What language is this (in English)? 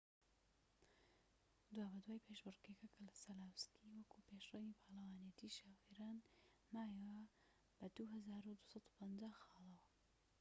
Central Kurdish